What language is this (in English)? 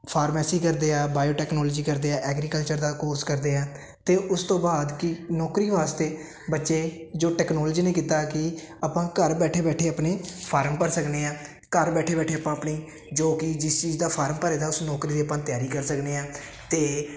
Punjabi